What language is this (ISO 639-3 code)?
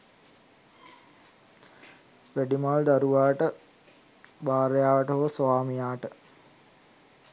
sin